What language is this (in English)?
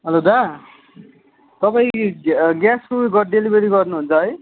Nepali